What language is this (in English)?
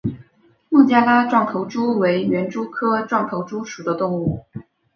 Chinese